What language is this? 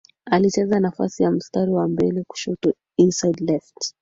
Swahili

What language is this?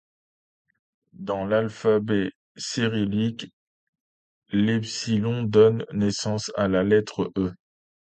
French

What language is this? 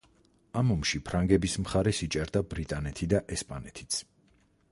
Georgian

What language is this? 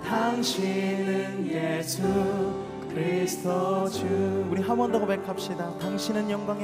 Korean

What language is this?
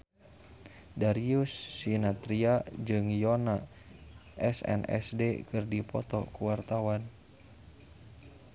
Sundanese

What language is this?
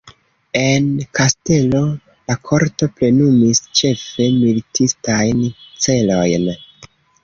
Esperanto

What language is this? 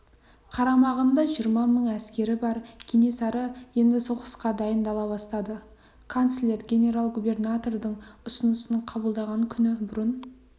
Kazakh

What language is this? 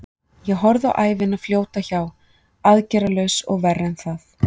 Icelandic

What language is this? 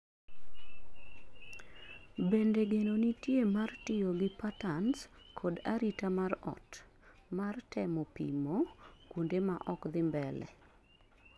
Luo (Kenya and Tanzania)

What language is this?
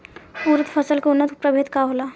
Bhojpuri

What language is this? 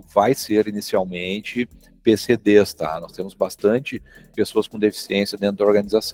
Portuguese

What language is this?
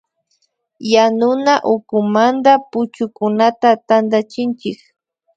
Imbabura Highland Quichua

